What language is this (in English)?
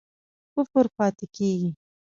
Pashto